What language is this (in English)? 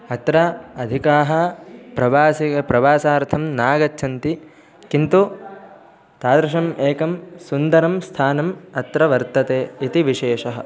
Sanskrit